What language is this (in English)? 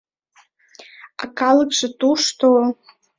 Mari